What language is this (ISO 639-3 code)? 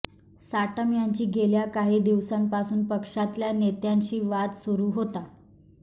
mar